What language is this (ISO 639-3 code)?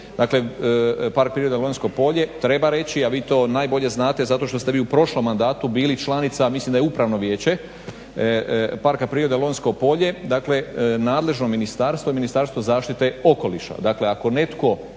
hrv